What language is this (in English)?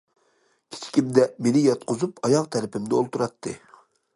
Uyghur